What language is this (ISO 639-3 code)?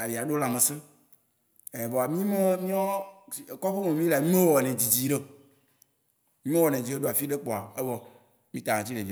wci